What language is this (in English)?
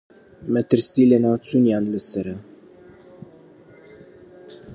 Central Kurdish